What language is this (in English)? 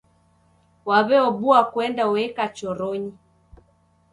Taita